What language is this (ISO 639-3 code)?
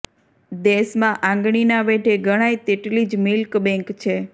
guj